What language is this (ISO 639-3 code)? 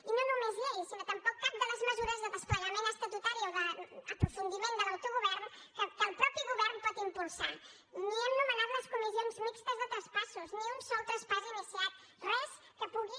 cat